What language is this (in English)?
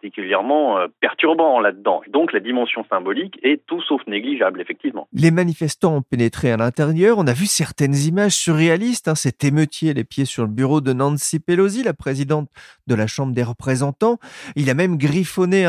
French